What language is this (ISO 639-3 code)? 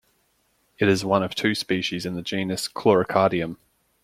eng